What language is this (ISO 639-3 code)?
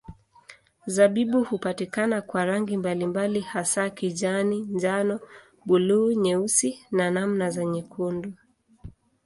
swa